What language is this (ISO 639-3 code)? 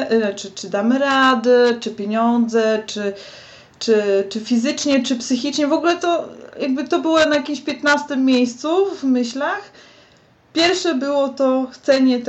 pol